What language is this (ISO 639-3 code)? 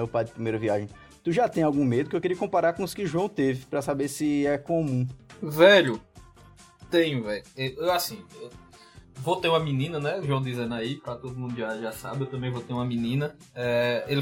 por